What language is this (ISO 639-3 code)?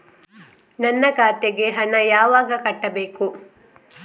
kan